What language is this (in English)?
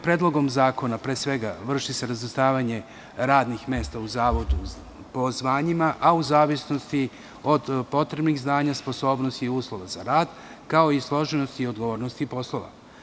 Serbian